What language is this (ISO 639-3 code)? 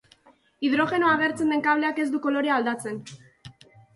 eus